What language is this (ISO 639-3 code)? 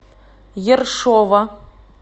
rus